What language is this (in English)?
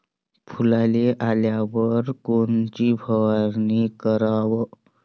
Marathi